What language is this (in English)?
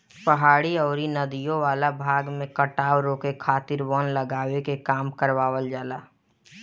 Bhojpuri